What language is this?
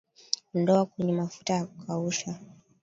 Swahili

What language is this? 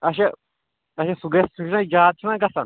Kashmiri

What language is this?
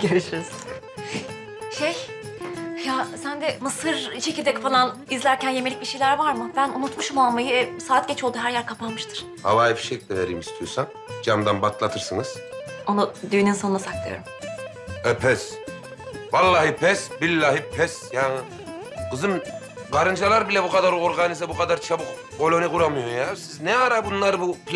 Turkish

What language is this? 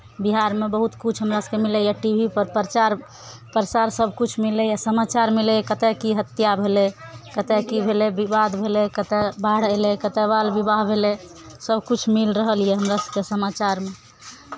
Maithili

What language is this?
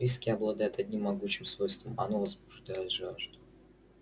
Russian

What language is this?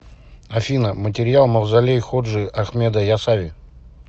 Russian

